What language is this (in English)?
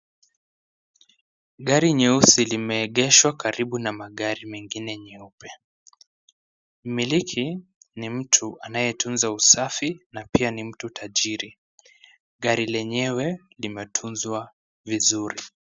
Swahili